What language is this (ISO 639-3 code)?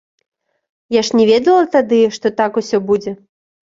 bel